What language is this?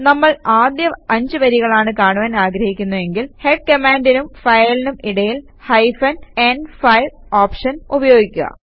Malayalam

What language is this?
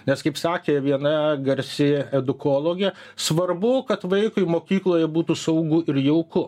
Lithuanian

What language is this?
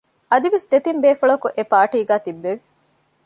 Divehi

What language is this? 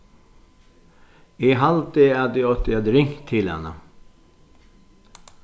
Faroese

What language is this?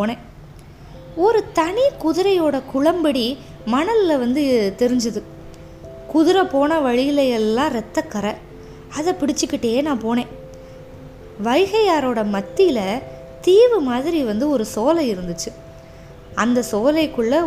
Tamil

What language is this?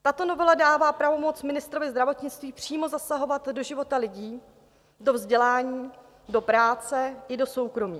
Czech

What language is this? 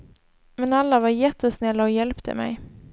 Swedish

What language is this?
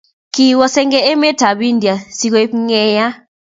Kalenjin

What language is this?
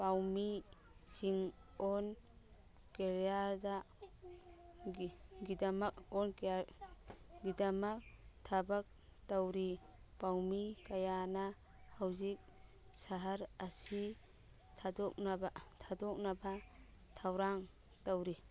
Manipuri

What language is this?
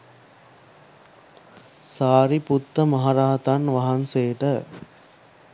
Sinhala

